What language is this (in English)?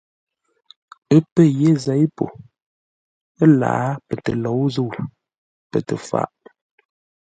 Ngombale